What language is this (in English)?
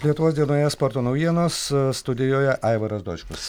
Lithuanian